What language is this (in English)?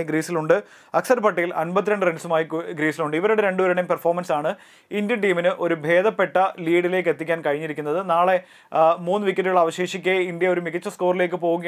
Arabic